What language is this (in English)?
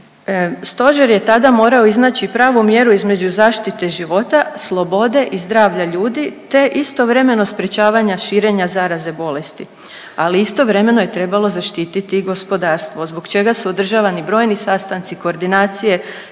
Croatian